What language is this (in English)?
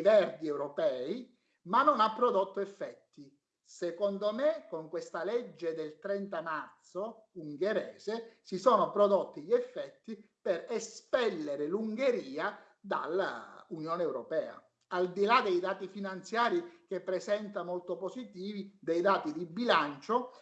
Italian